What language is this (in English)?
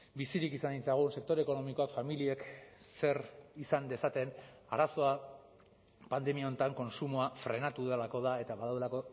Basque